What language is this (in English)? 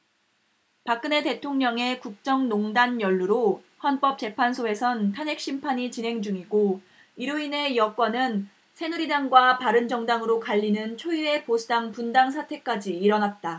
Korean